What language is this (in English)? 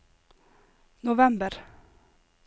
Norwegian